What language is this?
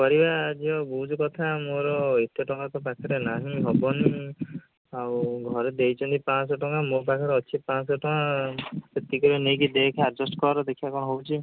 Odia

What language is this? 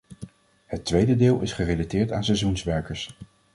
Dutch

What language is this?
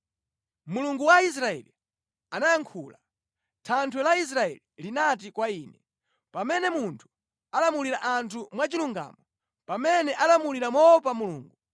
Nyanja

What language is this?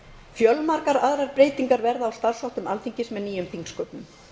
Icelandic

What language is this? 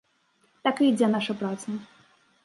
Belarusian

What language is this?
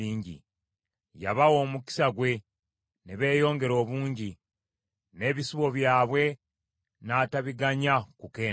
Ganda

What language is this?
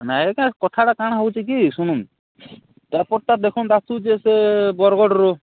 Odia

